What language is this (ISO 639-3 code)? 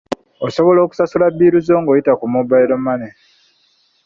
lug